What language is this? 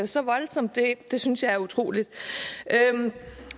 Danish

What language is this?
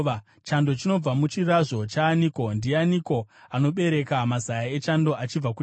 Shona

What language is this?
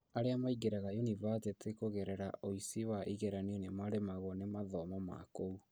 Kikuyu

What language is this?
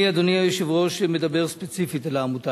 Hebrew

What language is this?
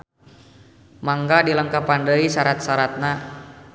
Sundanese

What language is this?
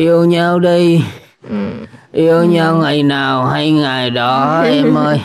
Vietnamese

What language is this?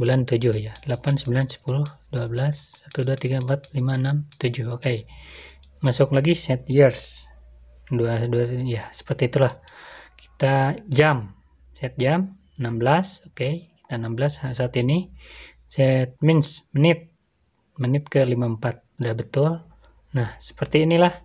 Indonesian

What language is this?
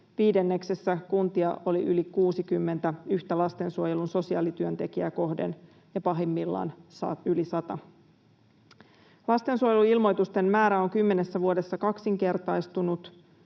Finnish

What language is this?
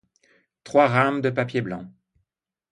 French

